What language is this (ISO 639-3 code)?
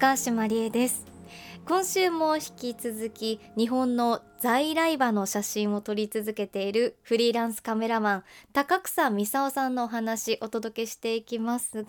jpn